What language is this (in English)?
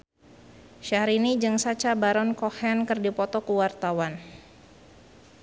Sundanese